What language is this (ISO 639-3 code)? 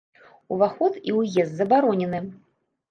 bel